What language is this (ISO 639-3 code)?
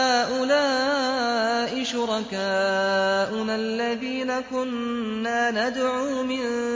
ara